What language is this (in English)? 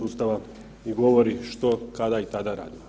Croatian